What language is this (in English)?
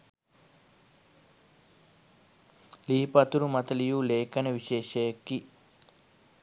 Sinhala